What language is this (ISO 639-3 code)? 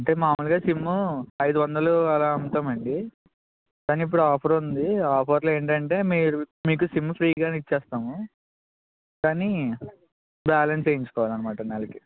tel